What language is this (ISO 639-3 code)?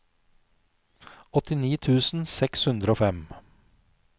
nor